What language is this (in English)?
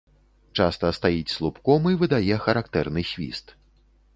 Belarusian